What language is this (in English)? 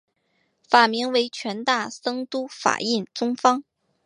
Chinese